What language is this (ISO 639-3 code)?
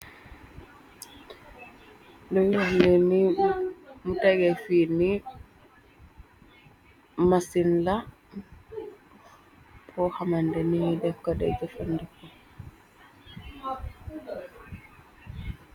wol